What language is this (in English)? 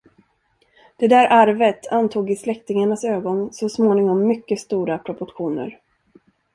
Swedish